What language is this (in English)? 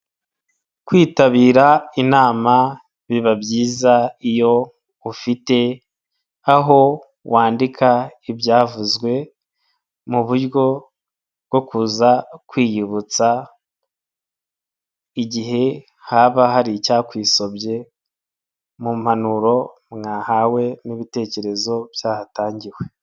Kinyarwanda